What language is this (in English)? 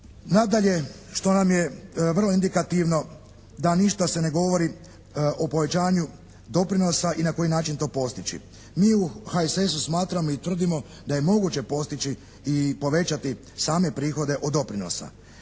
Croatian